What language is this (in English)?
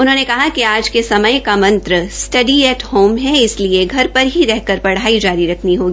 Hindi